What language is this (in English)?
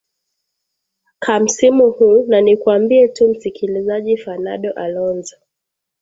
Swahili